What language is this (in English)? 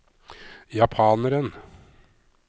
Norwegian